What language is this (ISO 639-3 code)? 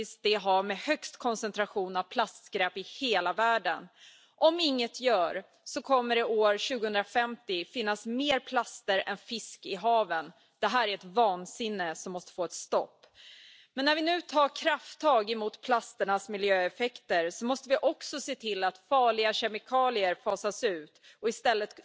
fin